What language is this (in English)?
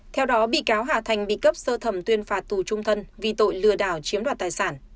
Vietnamese